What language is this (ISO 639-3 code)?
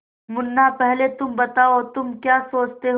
hin